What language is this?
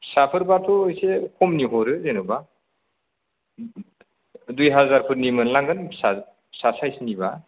Bodo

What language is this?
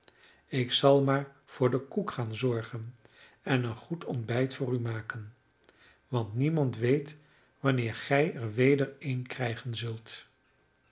Dutch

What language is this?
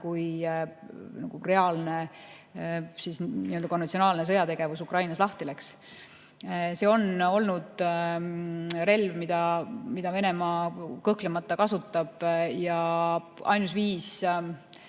Estonian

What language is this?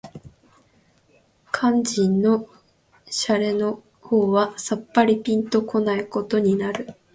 Japanese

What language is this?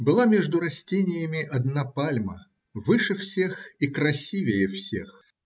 Russian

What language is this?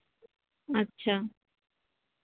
Santali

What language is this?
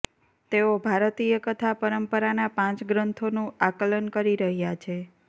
Gujarati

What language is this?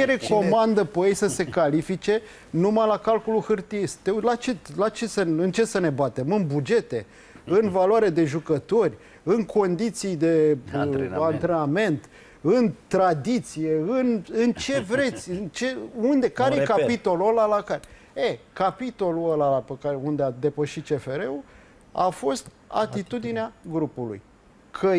Romanian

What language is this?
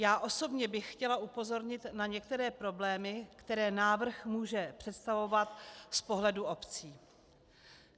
Czech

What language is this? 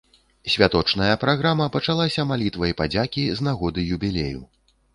Belarusian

